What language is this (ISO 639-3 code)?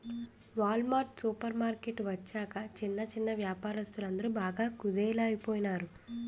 tel